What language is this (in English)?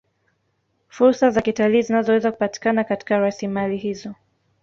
Swahili